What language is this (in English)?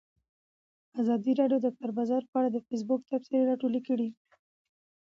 Pashto